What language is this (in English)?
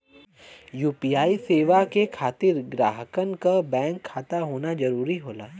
Bhojpuri